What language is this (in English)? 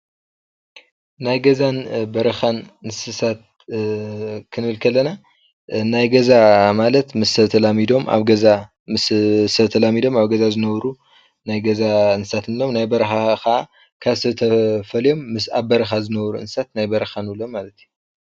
Tigrinya